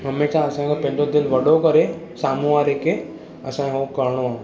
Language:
Sindhi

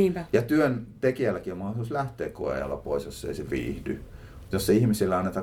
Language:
Finnish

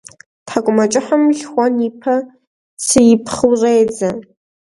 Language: Kabardian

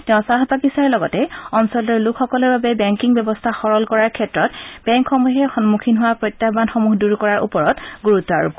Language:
Assamese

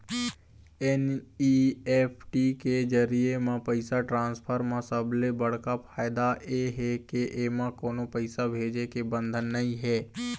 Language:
Chhattisgarhi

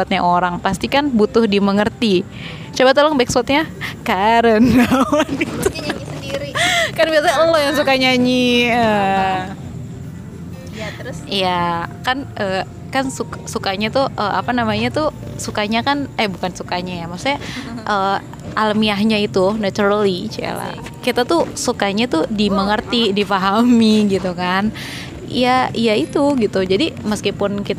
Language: Indonesian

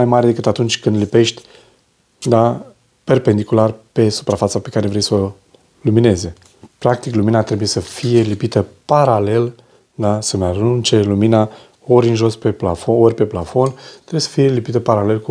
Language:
Romanian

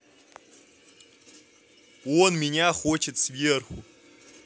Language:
Russian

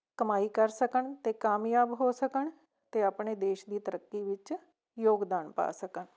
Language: Punjabi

